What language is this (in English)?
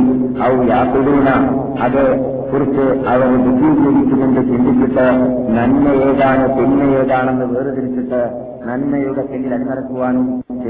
Malayalam